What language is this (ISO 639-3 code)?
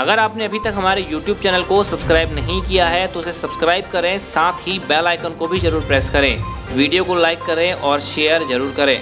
hin